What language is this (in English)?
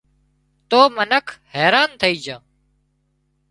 Wadiyara Koli